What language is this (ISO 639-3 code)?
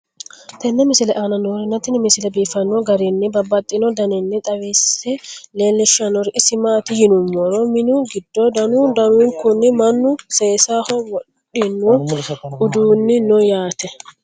sid